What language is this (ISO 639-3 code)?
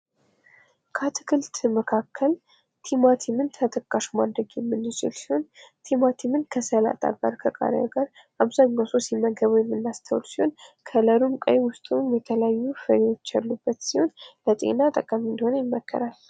amh